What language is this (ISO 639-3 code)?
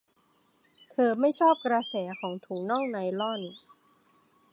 tha